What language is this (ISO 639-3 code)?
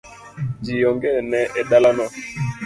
luo